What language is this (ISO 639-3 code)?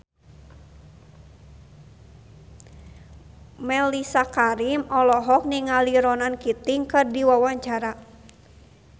sun